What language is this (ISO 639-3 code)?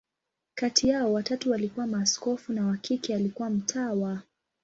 swa